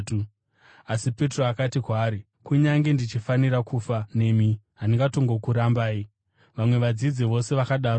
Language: Shona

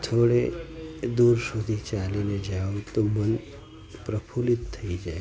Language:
Gujarati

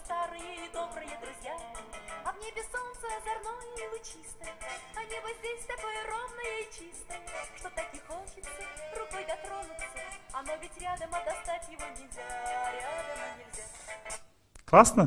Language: Russian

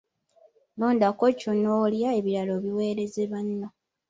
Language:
Ganda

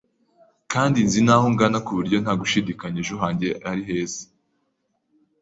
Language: Kinyarwanda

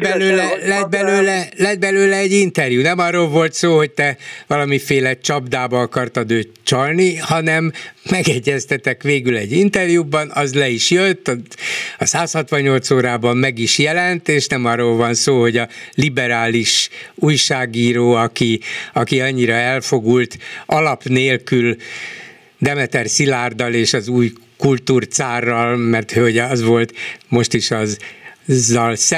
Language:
Hungarian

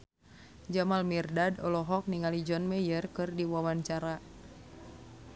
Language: Sundanese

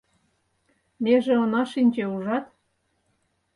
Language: Mari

